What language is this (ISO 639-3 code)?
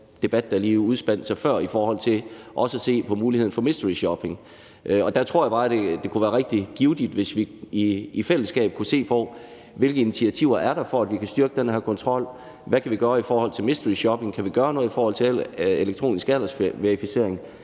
dan